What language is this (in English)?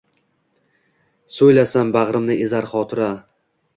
Uzbek